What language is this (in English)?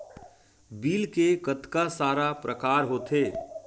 Chhattisgarhi